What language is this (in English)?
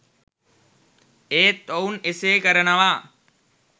Sinhala